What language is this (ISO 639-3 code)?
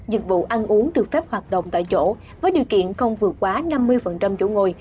vie